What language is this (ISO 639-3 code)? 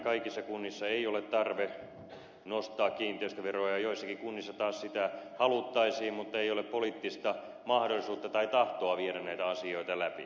fin